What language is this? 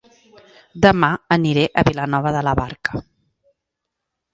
Catalan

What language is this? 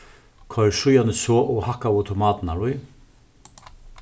Faroese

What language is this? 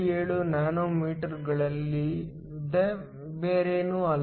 Kannada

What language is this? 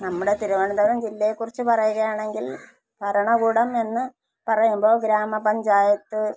Malayalam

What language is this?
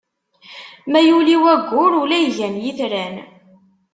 Kabyle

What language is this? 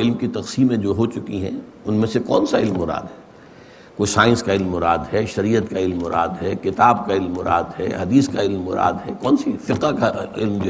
Urdu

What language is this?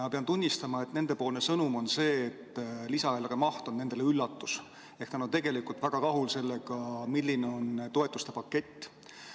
Estonian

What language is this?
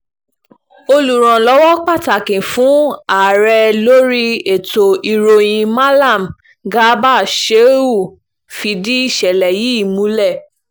Yoruba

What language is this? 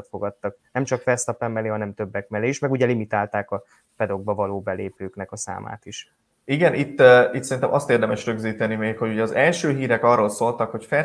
Hungarian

